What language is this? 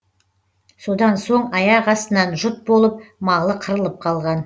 Kazakh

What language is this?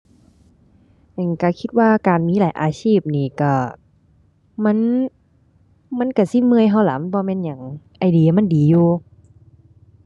Thai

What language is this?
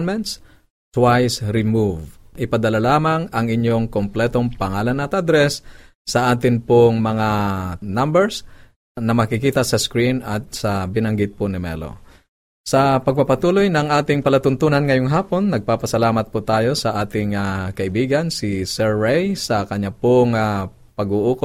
Filipino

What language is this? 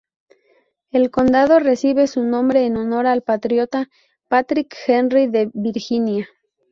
Spanish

